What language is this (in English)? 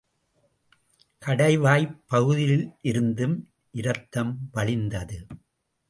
Tamil